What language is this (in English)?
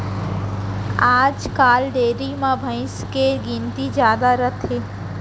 Chhattisgarhi